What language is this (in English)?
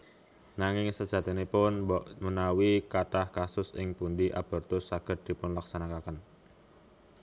Javanese